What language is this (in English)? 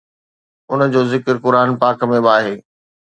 Sindhi